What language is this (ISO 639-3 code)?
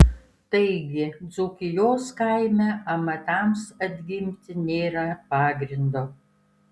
lit